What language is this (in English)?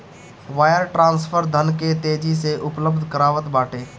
Bhojpuri